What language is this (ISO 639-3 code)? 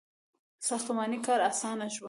pus